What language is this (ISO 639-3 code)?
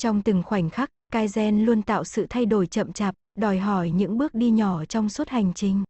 vie